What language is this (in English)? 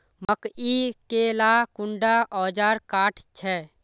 Magahi